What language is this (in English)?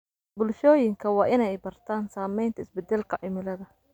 Somali